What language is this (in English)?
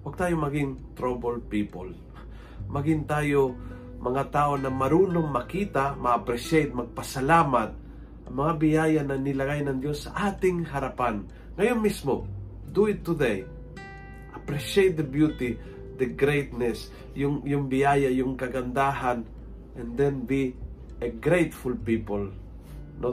Filipino